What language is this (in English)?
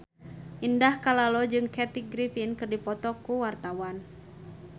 Sundanese